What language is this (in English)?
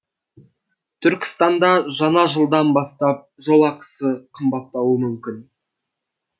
Kazakh